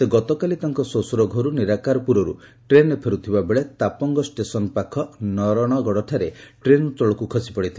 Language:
Odia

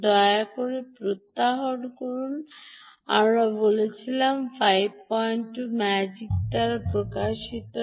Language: Bangla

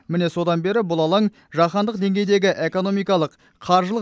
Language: Kazakh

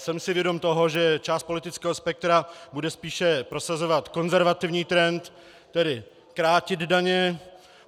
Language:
Czech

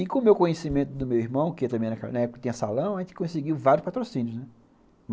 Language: Portuguese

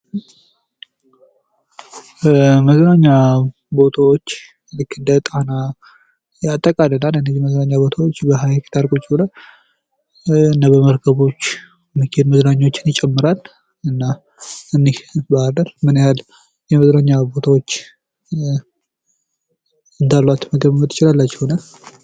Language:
Amharic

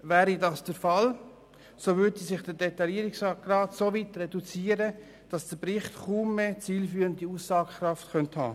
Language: Swiss German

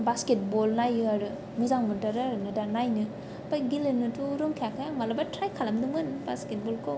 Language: Bodo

